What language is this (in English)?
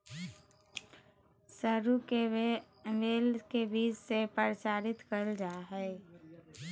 Magahi